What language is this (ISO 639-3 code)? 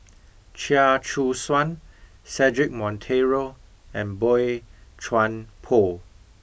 eng